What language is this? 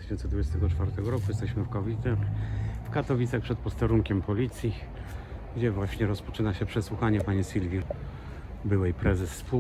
Polish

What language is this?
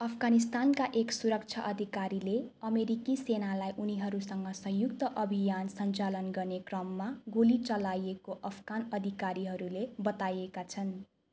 Nepali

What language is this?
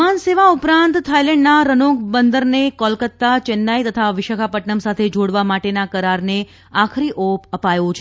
Gujarati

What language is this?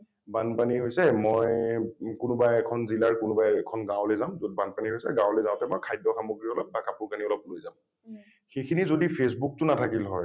Assamese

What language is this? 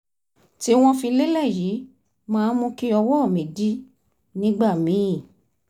Yoruba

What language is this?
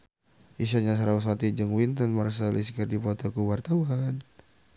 Sundanese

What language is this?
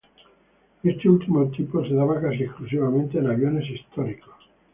Spanish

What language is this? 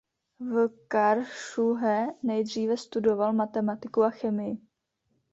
Czech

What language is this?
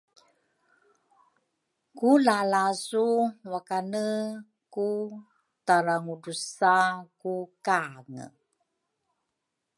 Rukai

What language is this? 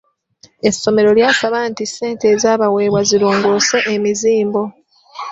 Ganda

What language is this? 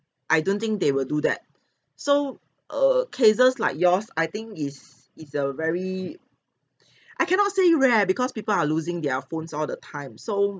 English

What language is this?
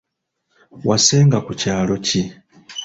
Ganda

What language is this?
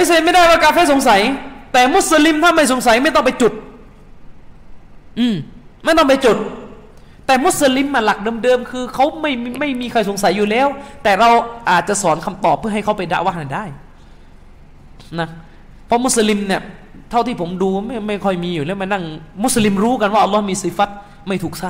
Thai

